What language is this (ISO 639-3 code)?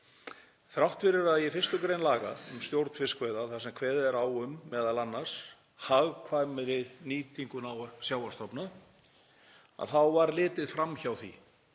isl